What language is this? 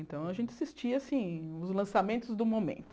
Portuguese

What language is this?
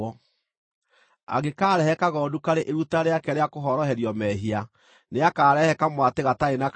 Kikuyu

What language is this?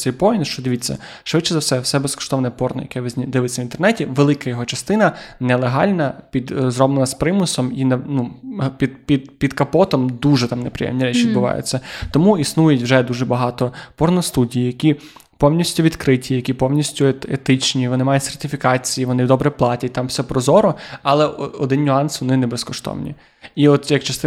Ukrainian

